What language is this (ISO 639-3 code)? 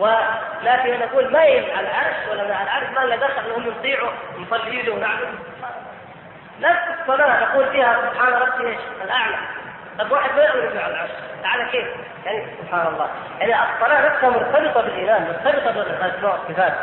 ara